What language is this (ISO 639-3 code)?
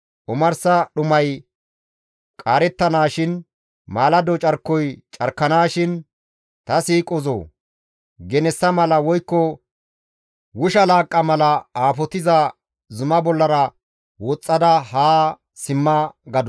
gmv